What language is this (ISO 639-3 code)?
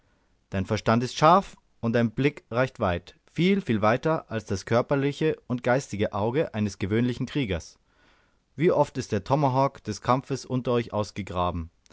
deu